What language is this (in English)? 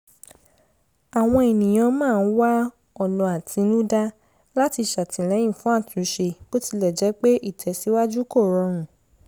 Yoruba